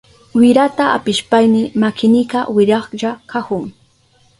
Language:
Southern Pastaza Quechua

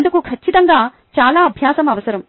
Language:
Telugu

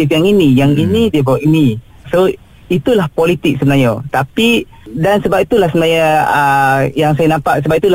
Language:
Malay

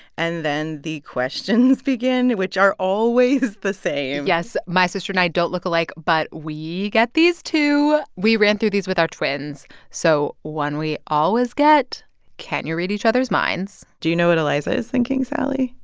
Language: English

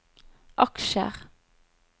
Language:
Norwegian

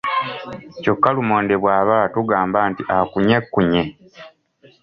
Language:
Ganda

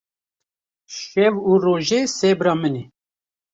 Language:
Kurdish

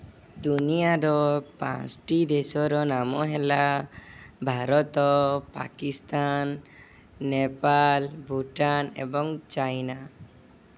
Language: Odia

